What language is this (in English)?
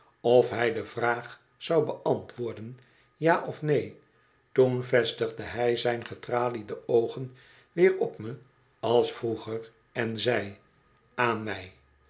Dutch